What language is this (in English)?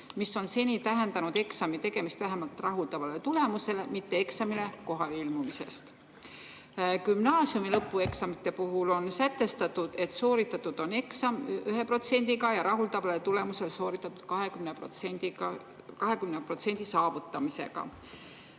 Estonian